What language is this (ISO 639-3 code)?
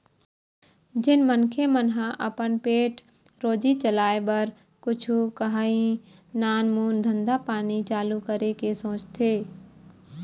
hne